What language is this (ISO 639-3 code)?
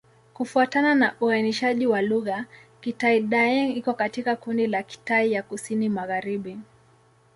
swa